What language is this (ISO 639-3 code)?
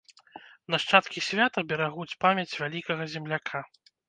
bel